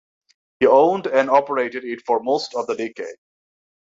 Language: English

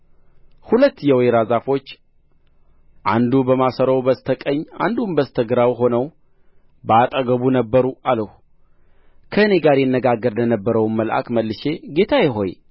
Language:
Amharic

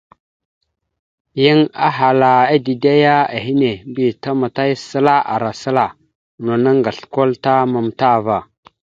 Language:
Mada (Cameroon)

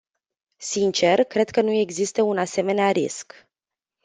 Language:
Romanian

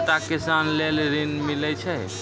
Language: Maithili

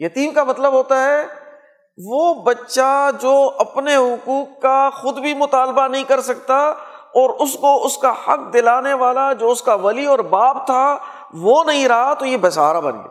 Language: Urdu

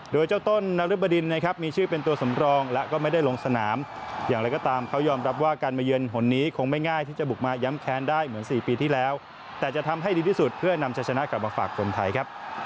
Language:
Thai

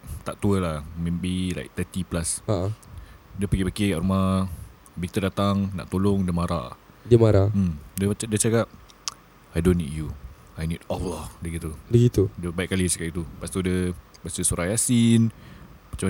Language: Malay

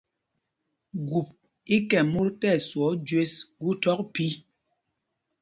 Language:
Mpumpong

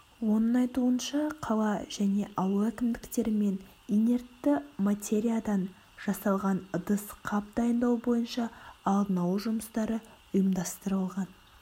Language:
Kazakh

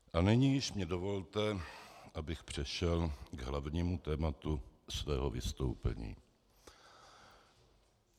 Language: Czech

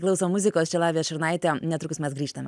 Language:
Lithuanian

